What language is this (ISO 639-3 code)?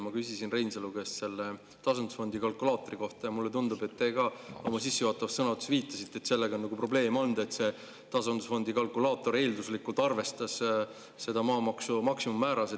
est